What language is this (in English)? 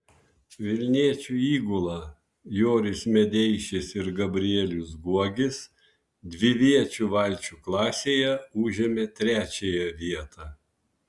Lithuanian